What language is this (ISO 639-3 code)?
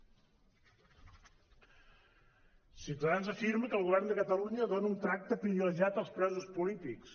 cat